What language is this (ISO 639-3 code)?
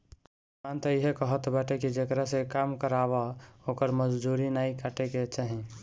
bho